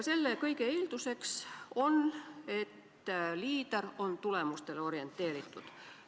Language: Estonian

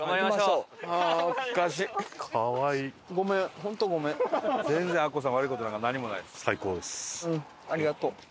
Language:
Japanese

